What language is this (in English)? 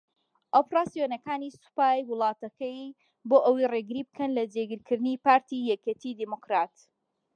Central Kurdish